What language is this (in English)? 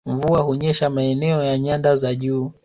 Swahili